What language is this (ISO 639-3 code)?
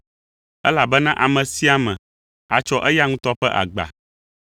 ewe